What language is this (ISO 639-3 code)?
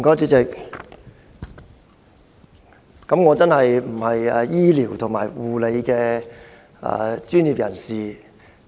yue